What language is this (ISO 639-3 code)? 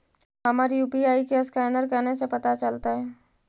mag